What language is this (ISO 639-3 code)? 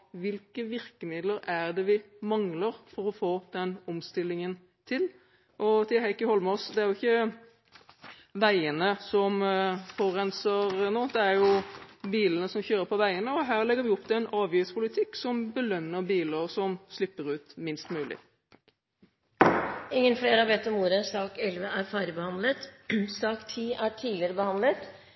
nob